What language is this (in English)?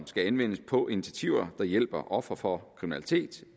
Danish